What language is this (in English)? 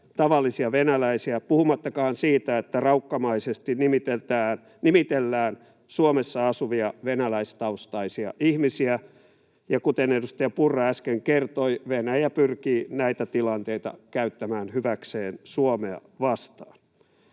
Finnish